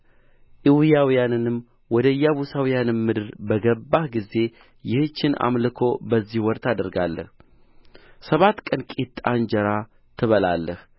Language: Amharic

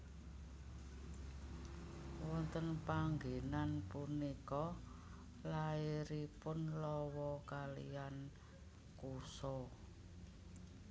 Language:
Javanese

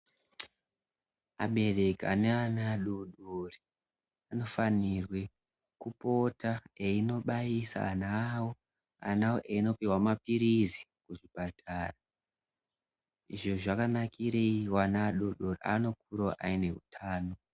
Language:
Ndau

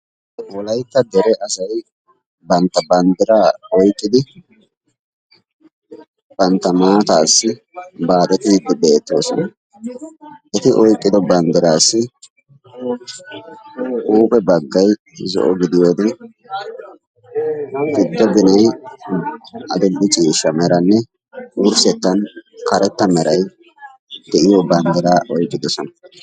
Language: Wolaytta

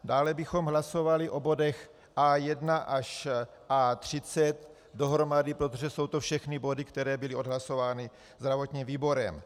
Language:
Czech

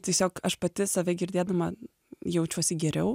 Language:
Lithuanian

